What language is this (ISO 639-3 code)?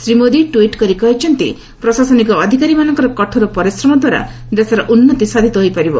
ori